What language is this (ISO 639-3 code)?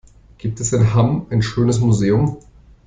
deu